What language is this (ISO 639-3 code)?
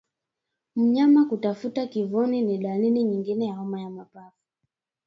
swa